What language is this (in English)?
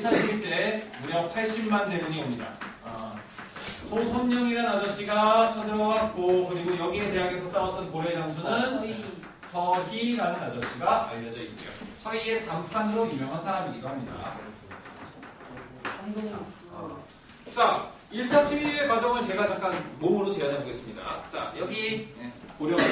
Korean